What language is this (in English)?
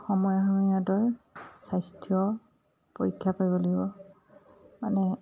Assamese